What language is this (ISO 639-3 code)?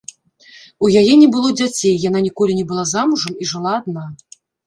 bel